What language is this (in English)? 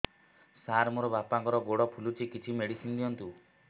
Odia